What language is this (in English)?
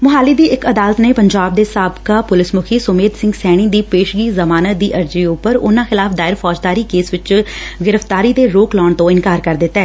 Punjabi